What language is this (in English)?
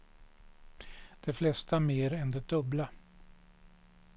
Swedish